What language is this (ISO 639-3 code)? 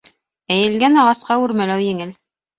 bak